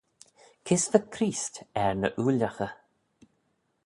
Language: Manx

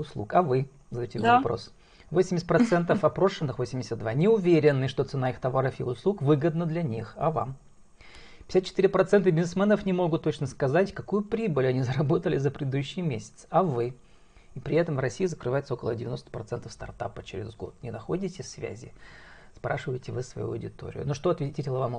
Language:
Russian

